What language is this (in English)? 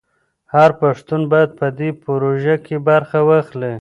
Pashto